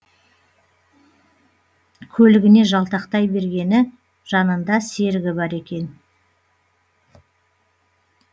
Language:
Kazakh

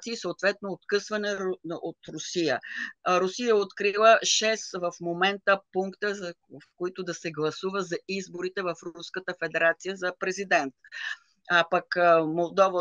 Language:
Bulgarian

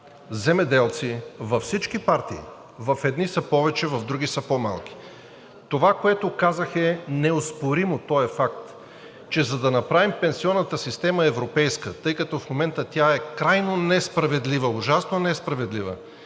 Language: Bulgarian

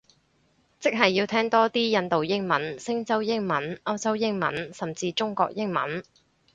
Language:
Cantonese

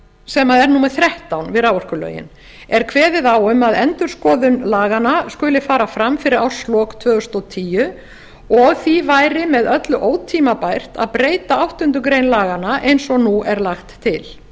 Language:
Icelandic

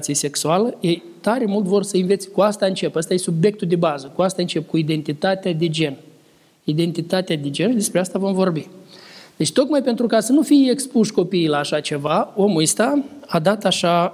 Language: Romanian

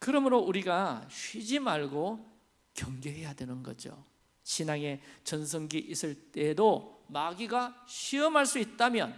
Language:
Korean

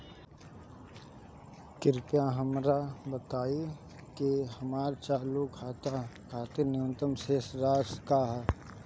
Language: Bhojpuri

